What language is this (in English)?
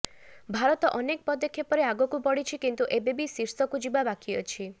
Odia